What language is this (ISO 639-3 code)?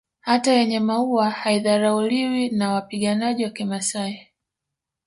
swa